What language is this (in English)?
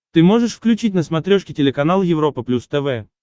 Russian